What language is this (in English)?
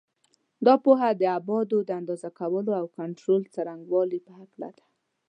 Pashto